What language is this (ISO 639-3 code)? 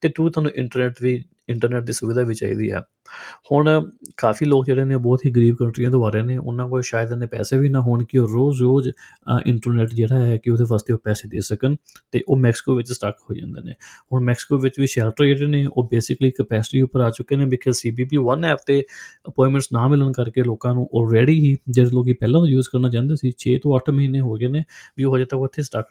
pan